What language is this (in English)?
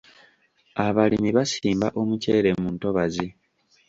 Ganda